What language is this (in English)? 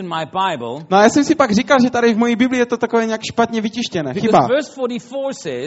Czech